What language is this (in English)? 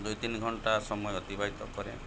Odia